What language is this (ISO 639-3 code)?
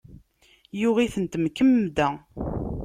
kab